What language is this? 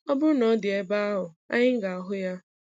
Igbo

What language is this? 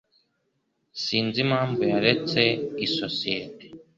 Kinyarwanda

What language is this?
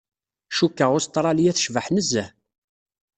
Kabyle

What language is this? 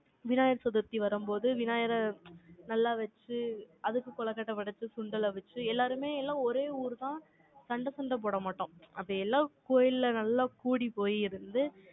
Tamil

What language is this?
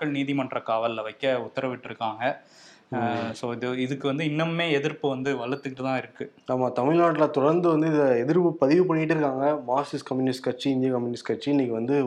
Tamil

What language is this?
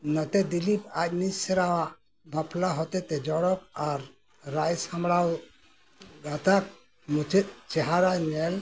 Santali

